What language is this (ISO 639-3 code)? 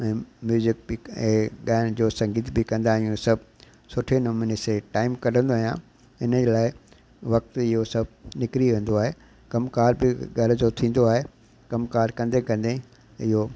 snd